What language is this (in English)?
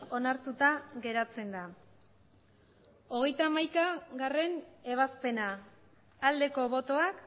Basque